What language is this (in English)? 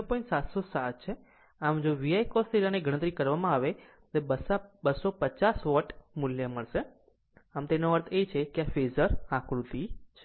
Gujarati